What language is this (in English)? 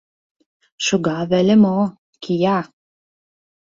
Mari